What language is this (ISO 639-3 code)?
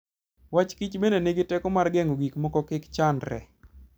luo